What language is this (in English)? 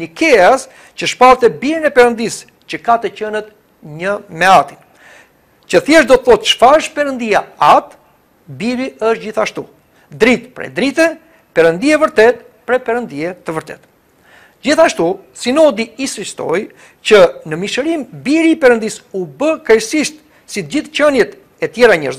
Romanian